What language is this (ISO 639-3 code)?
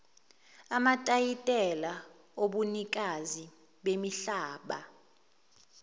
zul